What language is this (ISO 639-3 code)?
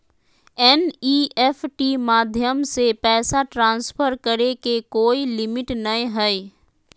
mag